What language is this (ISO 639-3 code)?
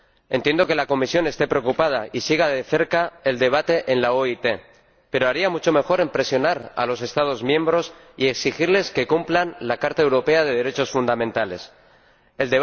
spa